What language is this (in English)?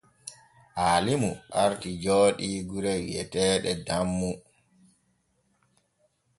Borgu Fulfulde